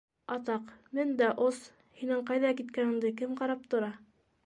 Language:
Bashkir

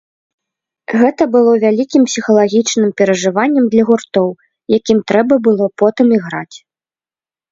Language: Belarusian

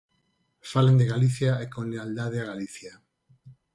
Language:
Galician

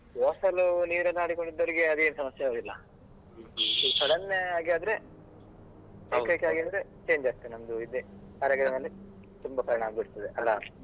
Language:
Kannada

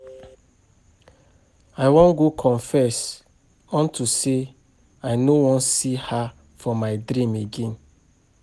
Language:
Nigerian Pidgin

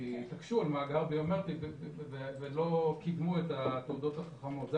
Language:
Hebrew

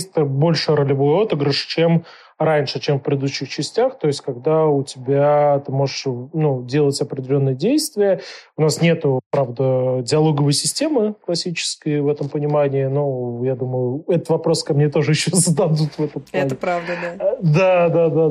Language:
Russian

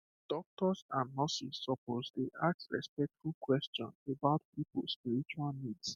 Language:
Nigerian Pidgin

